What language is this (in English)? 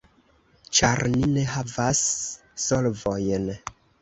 Esperanto